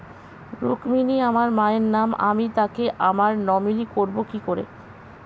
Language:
Bangla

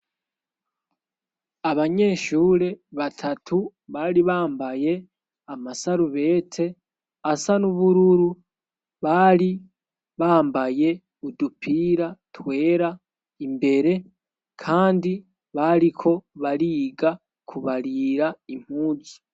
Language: Rundi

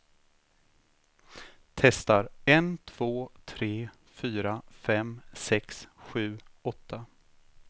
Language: Swedish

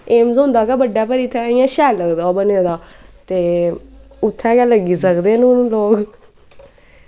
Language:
Dogri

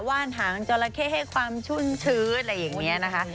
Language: Thai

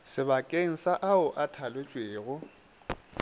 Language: Northern Sotho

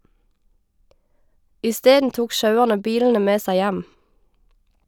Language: Norwegian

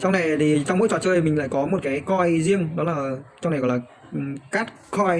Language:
Vietnamese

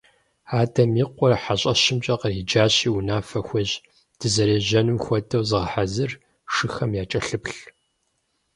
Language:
Kabardian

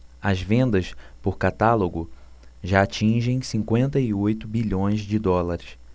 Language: Portuguese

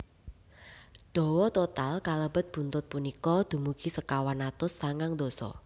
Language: Javanese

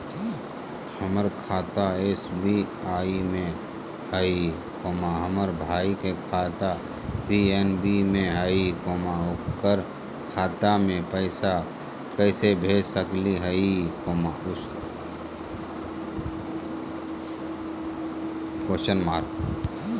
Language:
Magahi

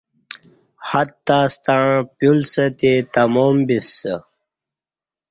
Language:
Kati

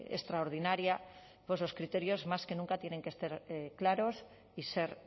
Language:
Spanish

